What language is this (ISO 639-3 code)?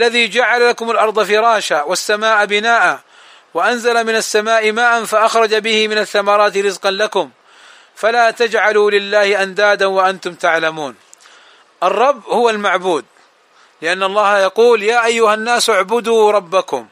ara